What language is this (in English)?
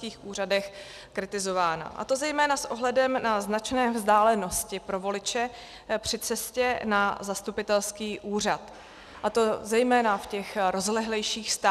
Czech